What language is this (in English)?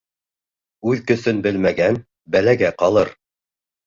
Bashkir